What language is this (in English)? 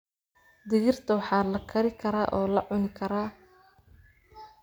Somali